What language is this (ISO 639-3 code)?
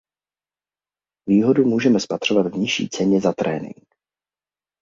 ces